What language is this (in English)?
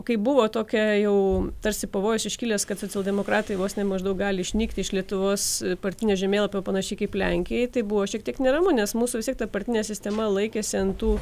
Lithuanian